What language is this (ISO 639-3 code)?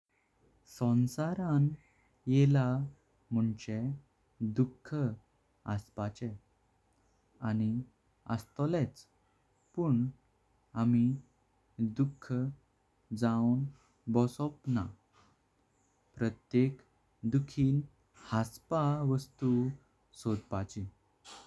kok